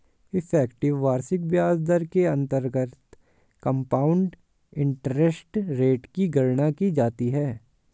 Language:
Hindi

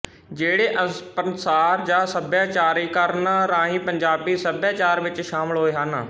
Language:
Punjabi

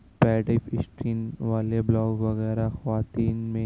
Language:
Urdu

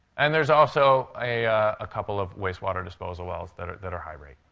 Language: English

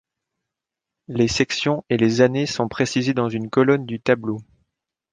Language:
French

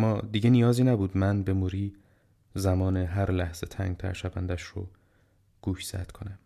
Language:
Persian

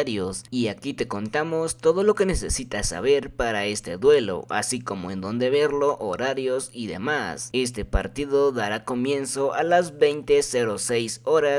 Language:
Spanish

